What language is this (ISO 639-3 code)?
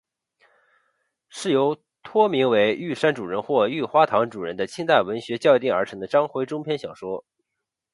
zho